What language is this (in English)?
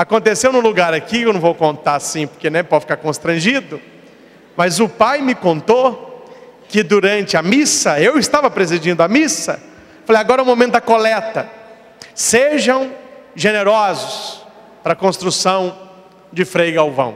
Portuguese